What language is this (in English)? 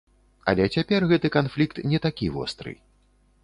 Belarusian